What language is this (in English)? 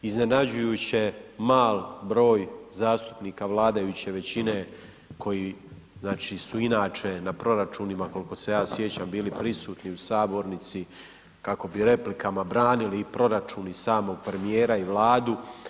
Croatian